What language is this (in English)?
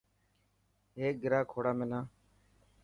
Dhatki